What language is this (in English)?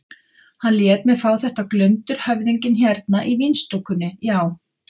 Icelandic